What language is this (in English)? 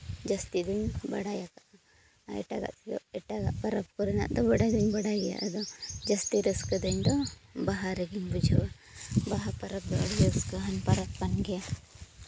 Santali